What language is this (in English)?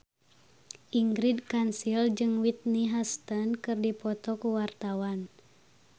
Sundanese